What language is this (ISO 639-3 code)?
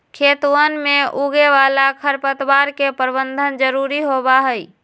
mag